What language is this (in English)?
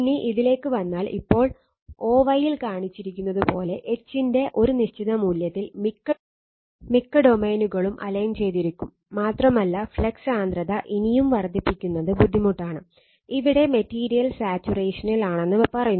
Malayalam